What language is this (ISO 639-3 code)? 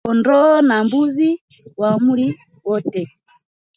swa